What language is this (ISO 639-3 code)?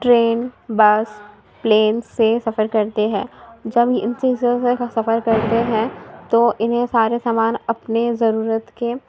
urd